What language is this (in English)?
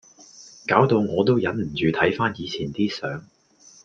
Cantonese